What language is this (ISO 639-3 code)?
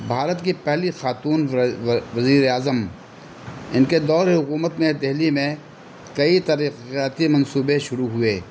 urd